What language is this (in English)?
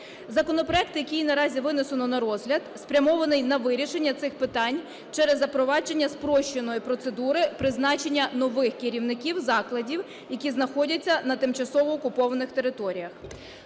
Ukrainian